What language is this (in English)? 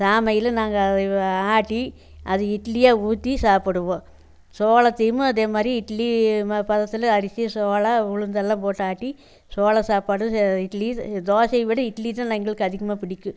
Tamil